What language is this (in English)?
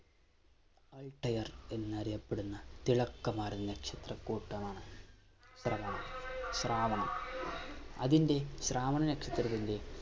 Malayalam